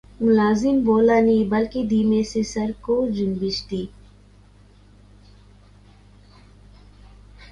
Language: Urdu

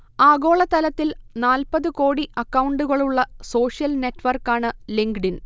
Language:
Malayalam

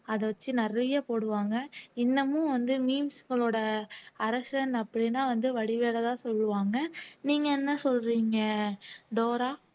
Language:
Tamil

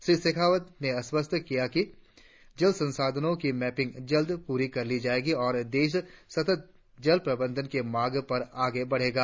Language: Hindi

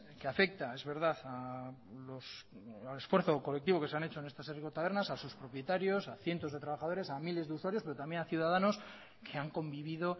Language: Spanish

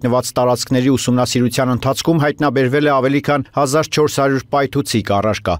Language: Turkish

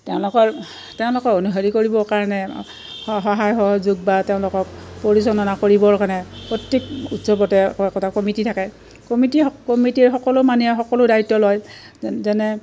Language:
Assamese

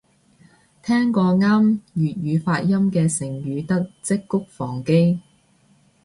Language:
Cantonese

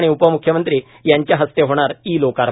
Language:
Marathi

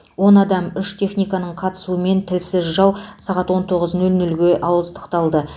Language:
Kazakh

